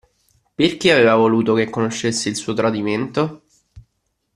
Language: Italian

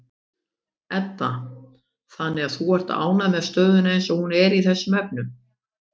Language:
Icelandic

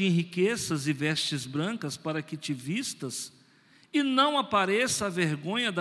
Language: Portuguese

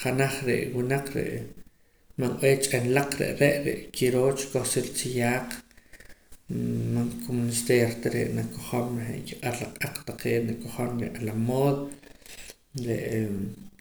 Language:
Poqomam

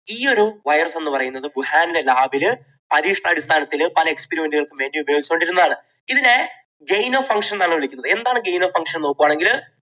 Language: Malayalam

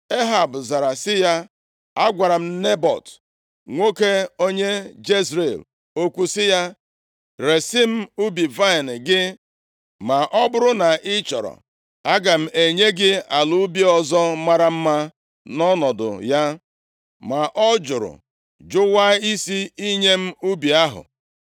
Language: Igbo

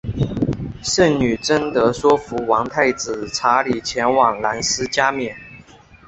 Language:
Chinese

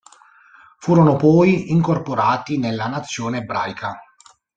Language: Italian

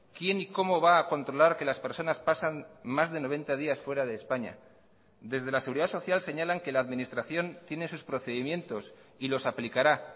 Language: Spanish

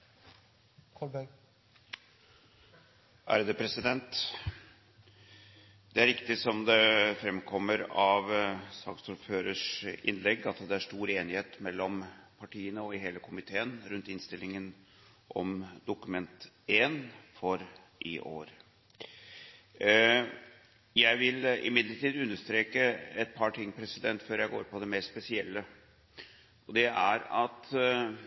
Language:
Norwegian Bokmål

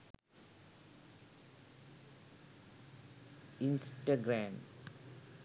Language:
Sinhala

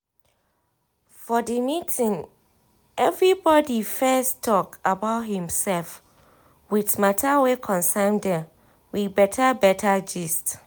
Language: Nigerian Pidgin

